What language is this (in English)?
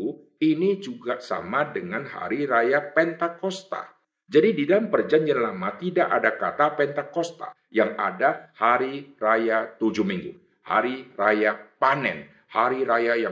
Indonesian